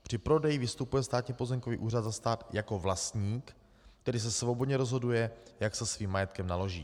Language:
Czech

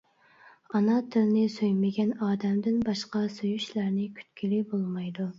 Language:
Uyghur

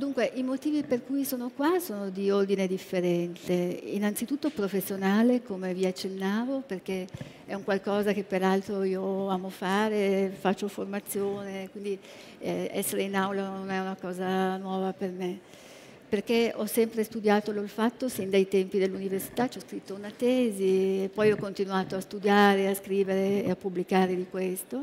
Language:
Italian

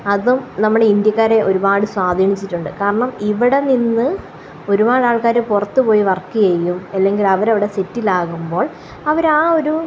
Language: Malayalam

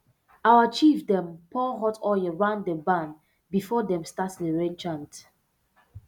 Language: Nigerian Pidgin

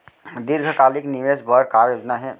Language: Chhattisgarhi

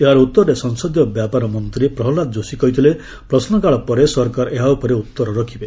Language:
Odia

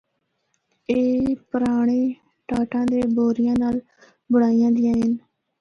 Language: Northern Hindko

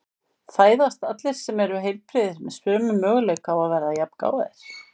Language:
Icelandic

